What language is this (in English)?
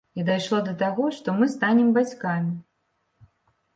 Belarusian